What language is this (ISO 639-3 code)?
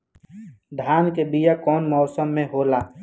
bho